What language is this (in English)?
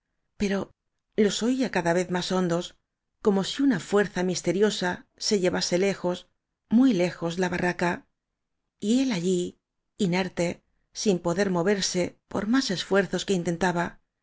Spanish